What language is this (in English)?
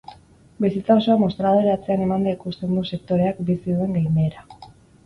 Basque